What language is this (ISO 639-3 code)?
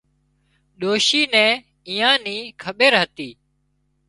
kxp